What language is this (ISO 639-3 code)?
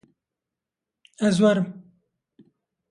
kur